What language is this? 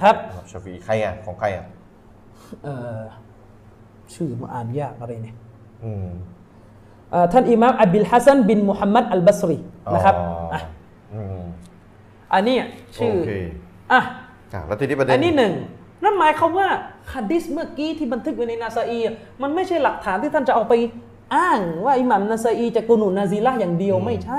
Thai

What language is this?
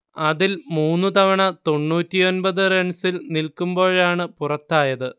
Malayalam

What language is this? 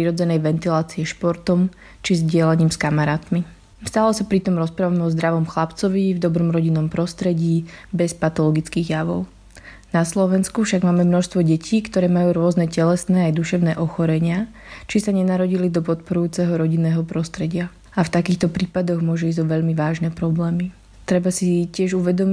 Slovak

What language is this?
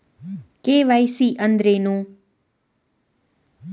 Kannada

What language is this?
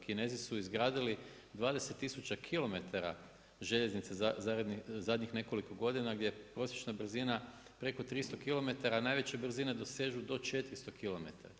Croatian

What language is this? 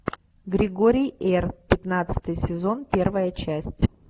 Russian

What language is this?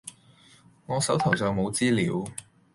Cantonese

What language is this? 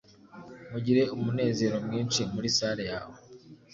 Kinyarwanda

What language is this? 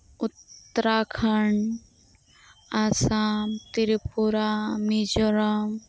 Santali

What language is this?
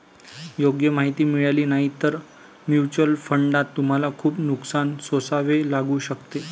Marathi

